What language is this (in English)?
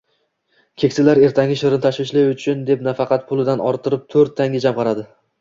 Uzbek